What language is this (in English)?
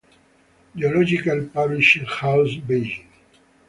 Italian